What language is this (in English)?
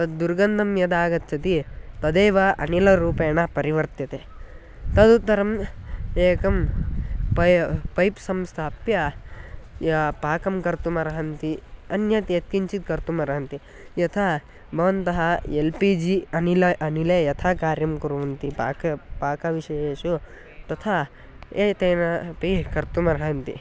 Sanskrit